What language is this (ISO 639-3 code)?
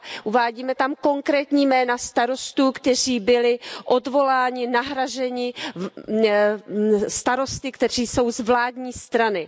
ces